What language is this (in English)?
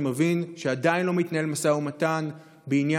Hebrew